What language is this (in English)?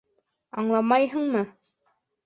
Bashkir